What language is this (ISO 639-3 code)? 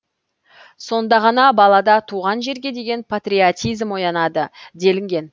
kaz